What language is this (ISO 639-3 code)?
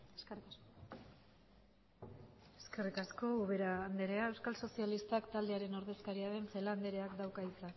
eus